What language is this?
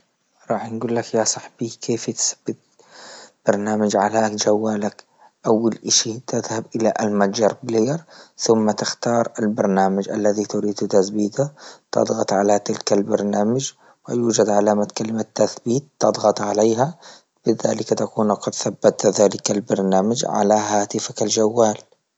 Libyan Arabic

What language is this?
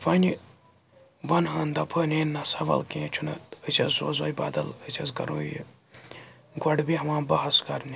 Kashmiri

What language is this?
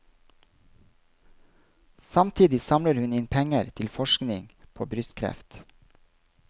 Norwegian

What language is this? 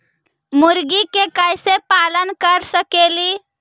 Magahi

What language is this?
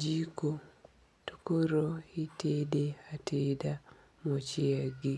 Luo (Kenya and Tanzania)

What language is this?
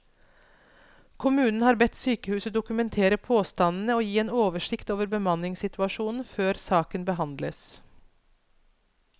Norwegian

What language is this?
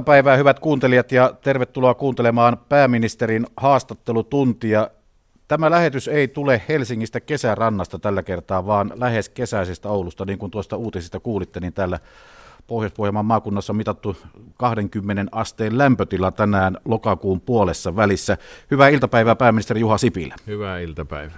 Finnish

